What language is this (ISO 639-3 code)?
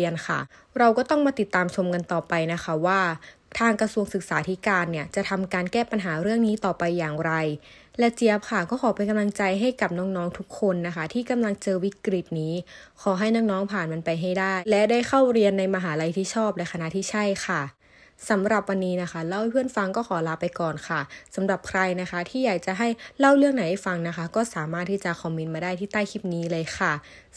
tha